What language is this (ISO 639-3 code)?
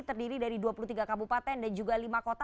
ind